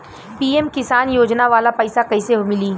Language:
Bhojpuri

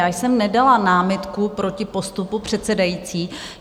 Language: Czech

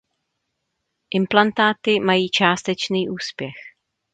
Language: Czech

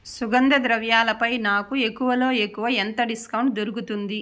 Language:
Telugu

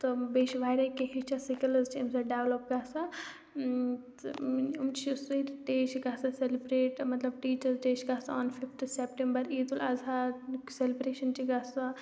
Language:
Kashmiri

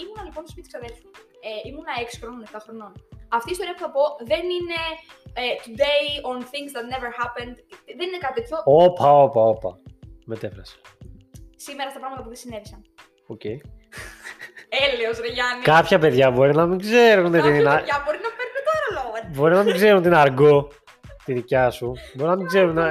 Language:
Greek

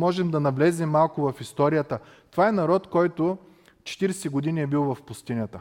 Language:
Bulgarian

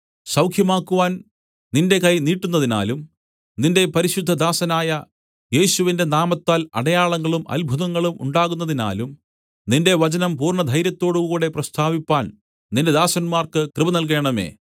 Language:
Malayalam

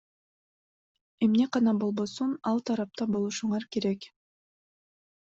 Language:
Kyrgyz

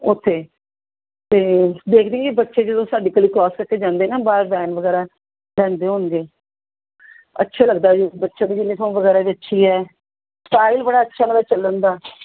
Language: Punjabi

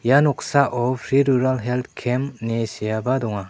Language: Garo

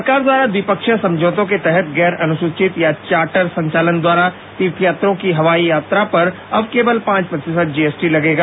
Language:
Hindi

